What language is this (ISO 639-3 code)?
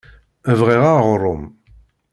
kab